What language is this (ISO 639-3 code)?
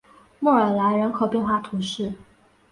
zho